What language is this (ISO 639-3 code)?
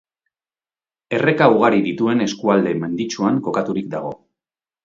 eus